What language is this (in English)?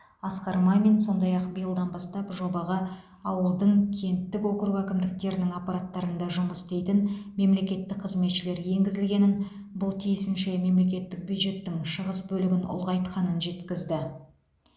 Kazakh